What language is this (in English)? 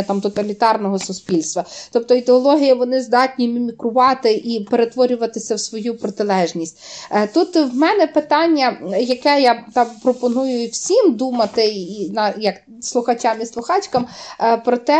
Ukrainian